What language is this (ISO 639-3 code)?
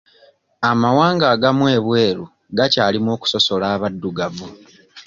lug